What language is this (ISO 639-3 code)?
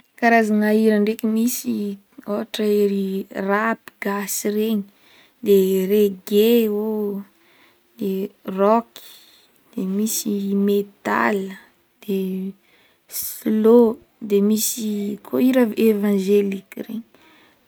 bmm